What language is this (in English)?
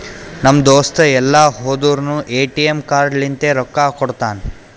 Kannada